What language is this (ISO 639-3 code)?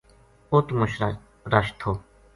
gju